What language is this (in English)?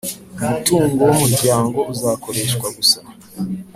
Kinyarwanda